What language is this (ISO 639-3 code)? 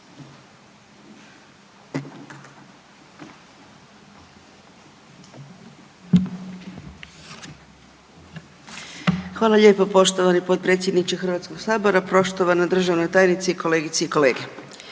hrv